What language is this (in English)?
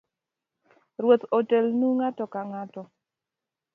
Luo (Kenya and Tanzania)